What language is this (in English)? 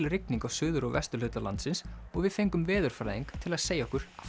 Icelandic